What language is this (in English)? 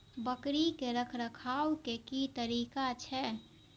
Maithili